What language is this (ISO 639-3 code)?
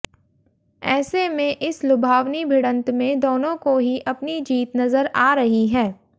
hin